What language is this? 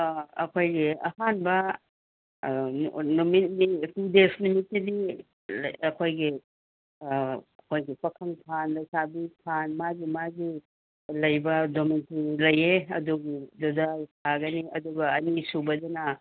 Manipuri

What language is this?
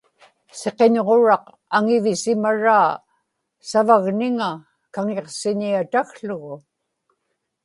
Inupiaq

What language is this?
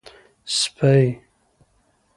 Pashto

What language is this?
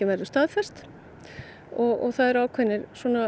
Icelandic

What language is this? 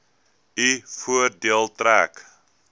Afrikaans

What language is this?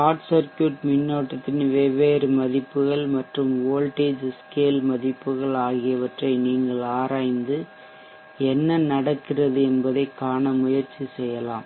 Tamil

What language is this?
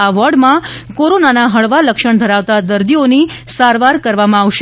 Gujarati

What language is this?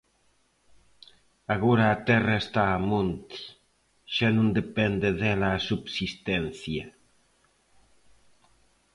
Galician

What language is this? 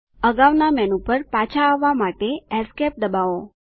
Gujarati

